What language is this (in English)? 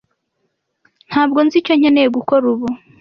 Kinyarwanda